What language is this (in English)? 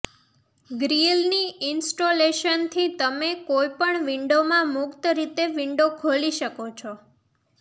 Gujarati